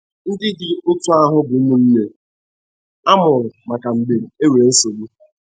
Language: Igbo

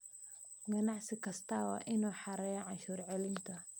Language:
Somali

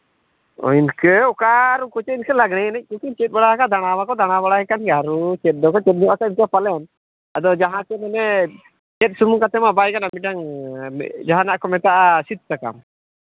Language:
Santali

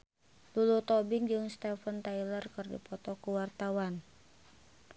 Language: Sundanese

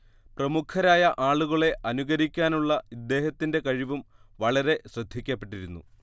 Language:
Malayalam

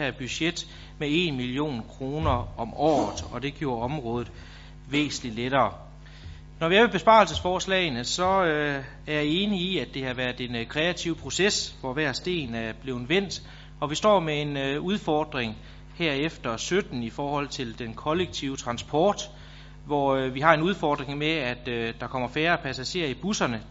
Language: Danish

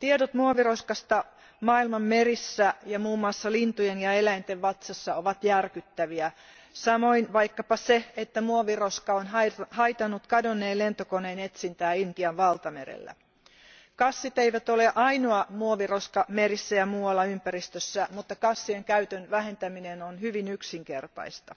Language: Finnish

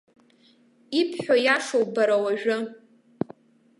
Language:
Abkhazian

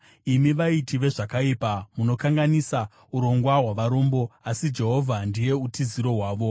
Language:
Shona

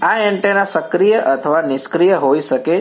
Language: Gujarati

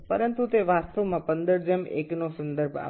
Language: Bangla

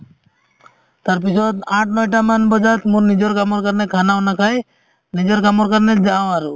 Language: Assamese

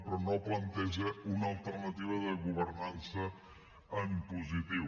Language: Catalan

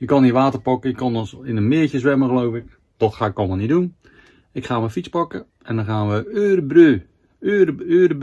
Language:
Dutch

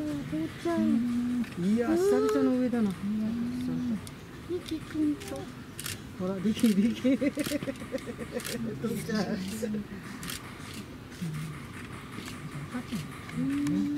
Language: Japanese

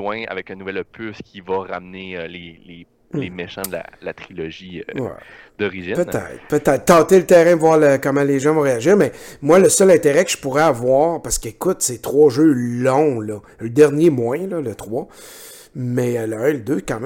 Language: French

